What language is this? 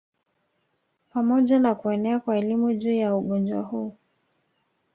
Swahili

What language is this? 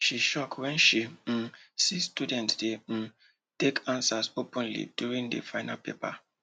Nigerian Pidgin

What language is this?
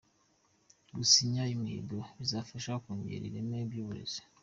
Kinyarwanda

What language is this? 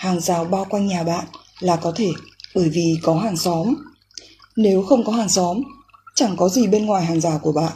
Vietnamese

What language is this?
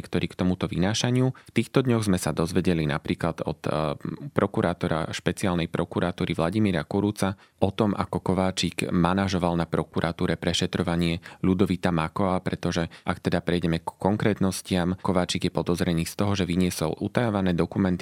Slovak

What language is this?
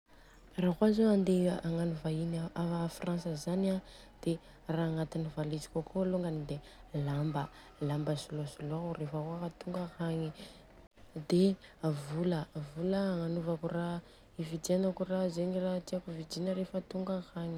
Southern Betsimisaraka Malagasy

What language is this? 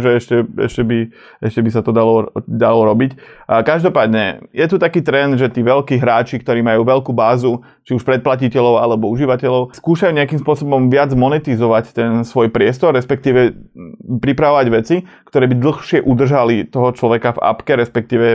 Slovak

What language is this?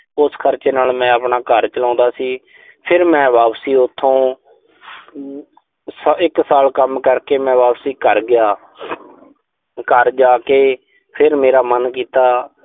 Punjabi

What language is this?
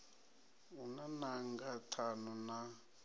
Venda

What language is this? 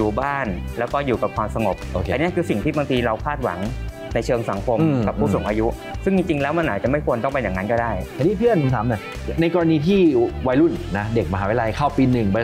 Thai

